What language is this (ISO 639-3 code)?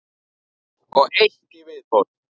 isl